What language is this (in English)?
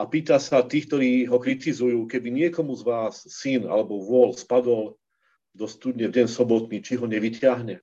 Slovak